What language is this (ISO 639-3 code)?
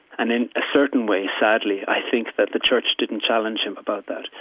eng